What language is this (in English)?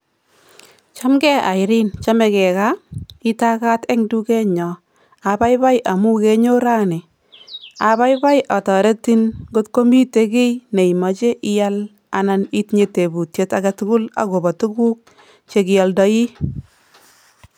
Kalenjin